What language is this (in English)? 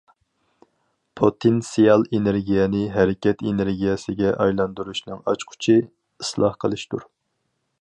Uyghur